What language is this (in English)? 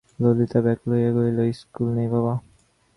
Bangla